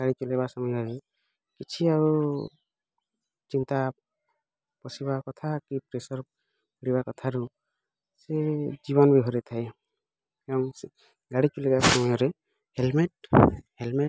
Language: Odia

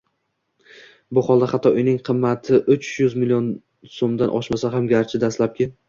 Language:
Uzbek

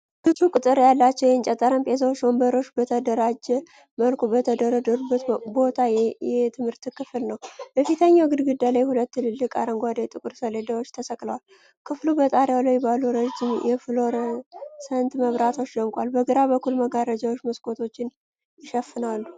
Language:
Amharic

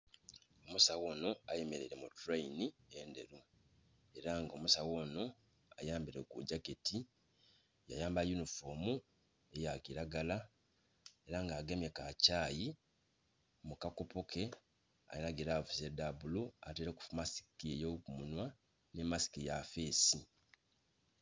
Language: Soga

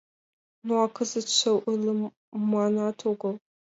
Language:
Mari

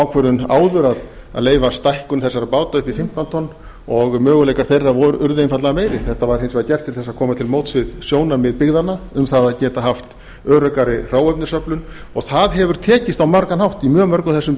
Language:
Icelandic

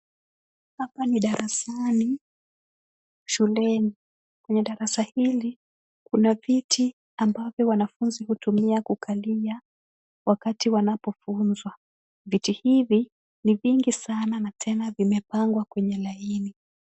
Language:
Swahili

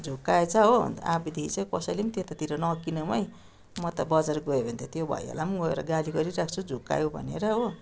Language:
Nepali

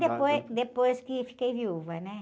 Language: Portuguese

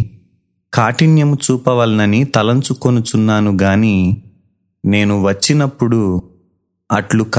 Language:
Telugu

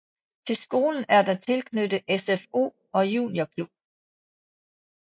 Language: Danish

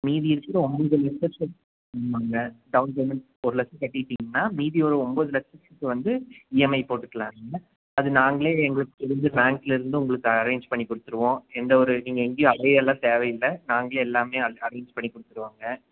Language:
Tamil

